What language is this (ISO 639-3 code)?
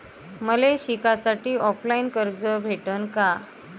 mar